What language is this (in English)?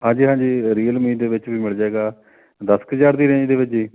Punjabi